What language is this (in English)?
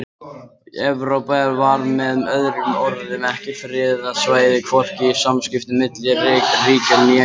Icelandic